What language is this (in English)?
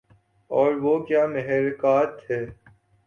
Urdu